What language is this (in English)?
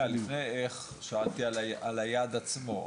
Hebrew